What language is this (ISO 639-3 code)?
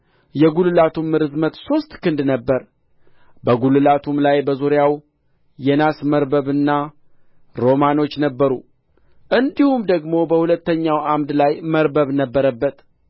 amh